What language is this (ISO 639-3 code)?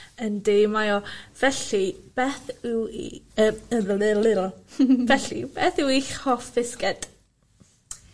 cym